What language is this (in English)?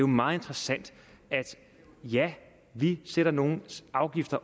Danish